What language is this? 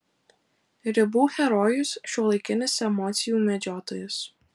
Lithuanian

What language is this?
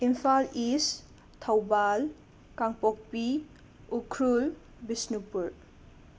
Manipuri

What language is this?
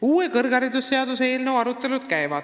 Estonian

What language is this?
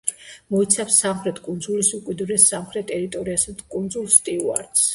Georgian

